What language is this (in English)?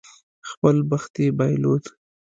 Pashto